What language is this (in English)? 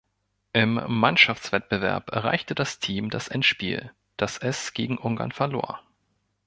German